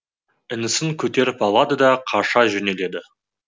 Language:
Kazakh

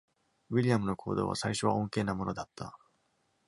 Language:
Japanese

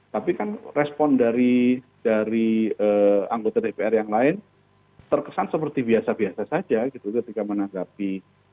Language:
Indonesian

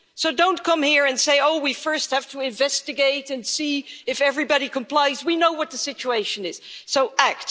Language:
English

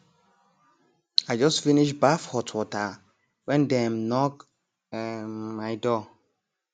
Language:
Nigerian Pidgin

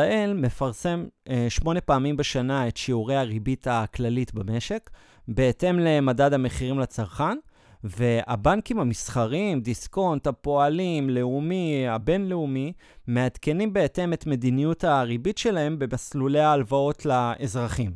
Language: Hebrew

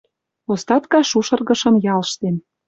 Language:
Western Mari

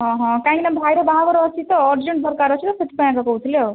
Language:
Odia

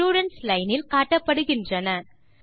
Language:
Tamil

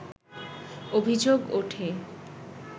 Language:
Bangla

